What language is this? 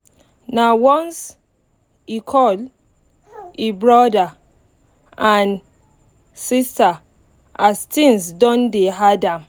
Nigerian Pidgin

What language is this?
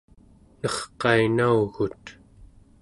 Central Yupik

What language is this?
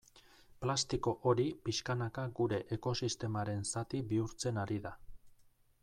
Basque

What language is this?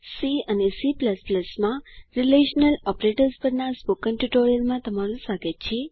Gujarati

